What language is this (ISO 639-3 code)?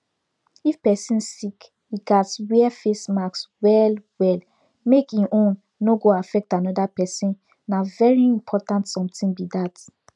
pcm